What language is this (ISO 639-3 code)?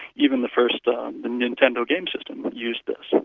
eng